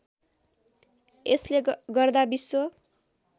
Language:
Nepali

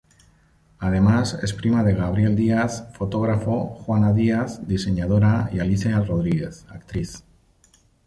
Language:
Spanish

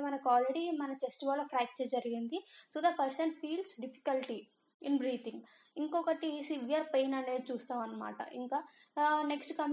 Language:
Telugu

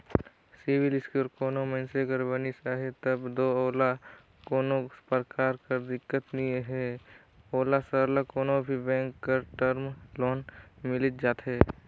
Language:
Chhattisgarhi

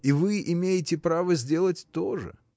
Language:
Russian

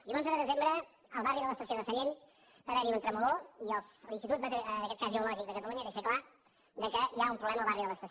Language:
Catalan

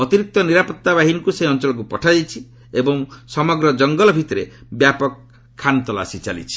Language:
Odia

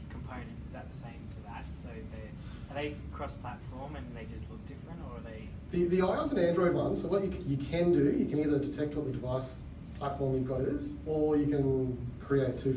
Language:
English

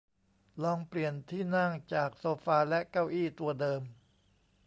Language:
Thai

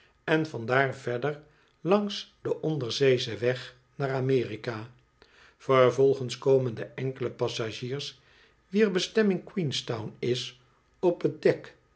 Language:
Dutch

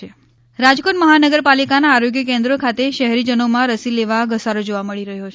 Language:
Gujarati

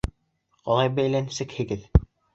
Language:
Bashkir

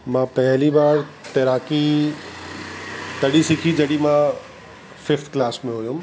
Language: Sindhi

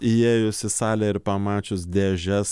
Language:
Lithuanian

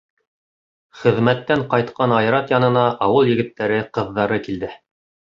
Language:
Bashkir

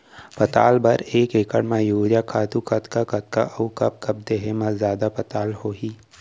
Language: Chhattisgarhi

